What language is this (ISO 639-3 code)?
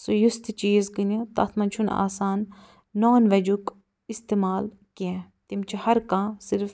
kas